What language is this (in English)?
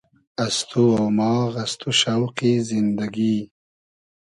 Hazaragi